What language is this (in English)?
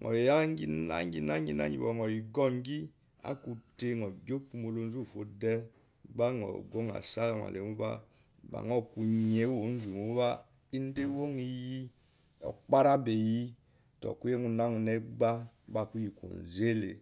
Eloyi